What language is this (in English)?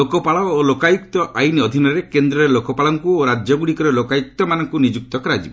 Odia